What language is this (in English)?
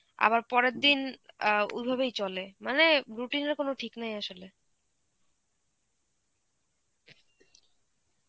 Bangla